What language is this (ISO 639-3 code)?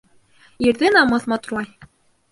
bak